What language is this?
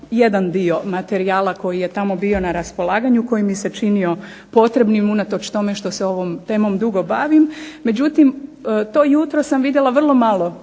Croatian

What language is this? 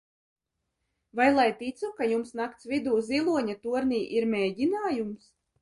Latvian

